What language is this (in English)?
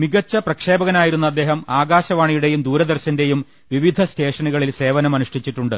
Malayalam